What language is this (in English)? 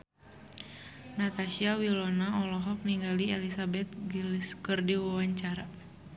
Sundanese